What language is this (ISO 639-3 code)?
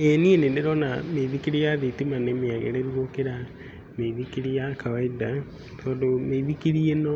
kik